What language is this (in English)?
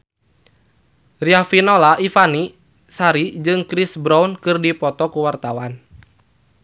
Sundanese